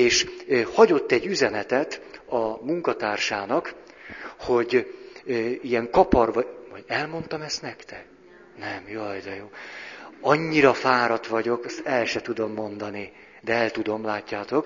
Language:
Hungarian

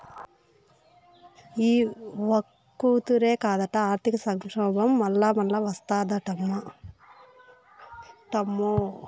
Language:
Telugu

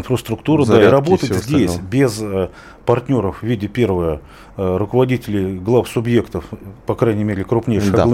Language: Russian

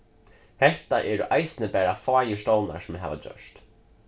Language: Faroese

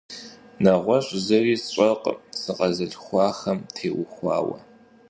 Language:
Kabardian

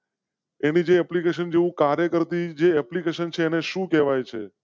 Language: Gujarati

